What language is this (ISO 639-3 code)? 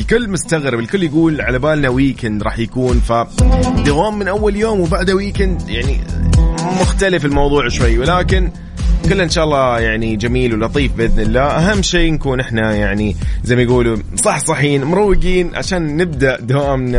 ara